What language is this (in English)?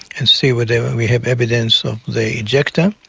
English